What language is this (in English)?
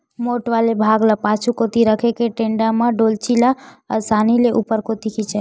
Chhattisgarhi